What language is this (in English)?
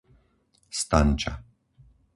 Slovak